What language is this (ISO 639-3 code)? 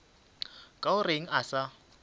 nso